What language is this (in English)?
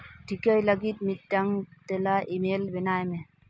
Santali